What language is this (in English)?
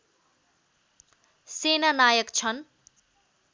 Nepali